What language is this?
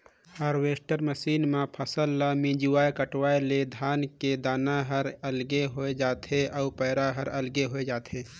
Chhattisgarhi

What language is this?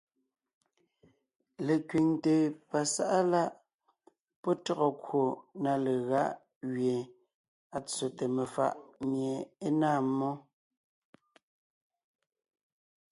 Ngiemboon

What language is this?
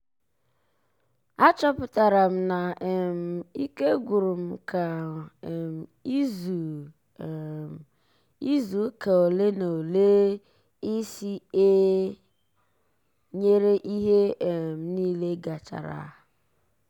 Igbo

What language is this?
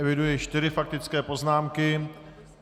Czech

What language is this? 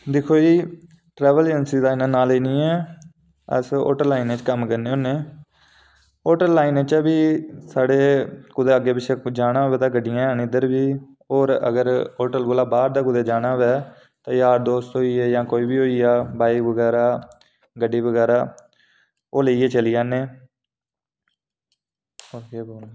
Dogri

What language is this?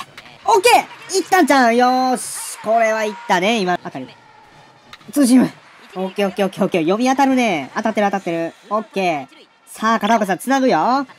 Japanese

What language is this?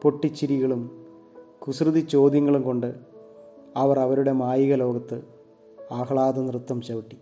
Malayalam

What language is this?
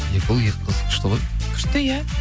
Kazakh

